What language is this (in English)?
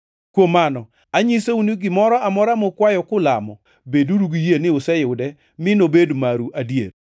Luo (Kenya and Tanzania)